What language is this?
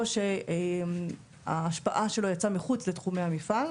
Hebrew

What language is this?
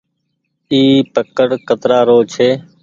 Goaria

